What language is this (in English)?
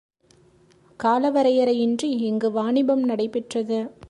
Tamil